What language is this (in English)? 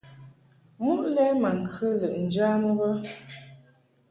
Mungaka